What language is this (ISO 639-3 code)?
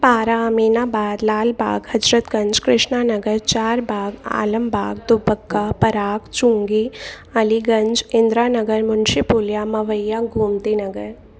snd